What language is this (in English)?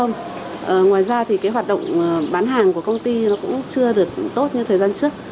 Vietnamese